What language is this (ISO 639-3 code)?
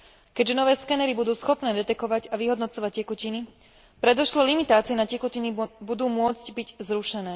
slk